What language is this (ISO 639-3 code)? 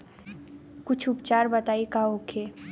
bho